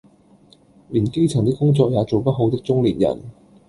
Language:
Cantonese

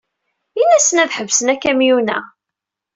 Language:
Kabyle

